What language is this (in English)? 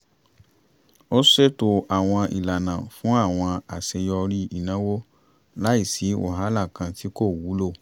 Yoruba